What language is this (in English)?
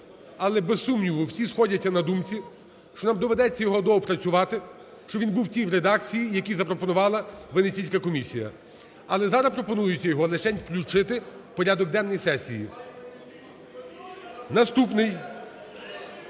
Ukrainian